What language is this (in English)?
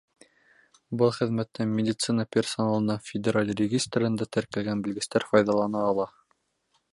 Bashkir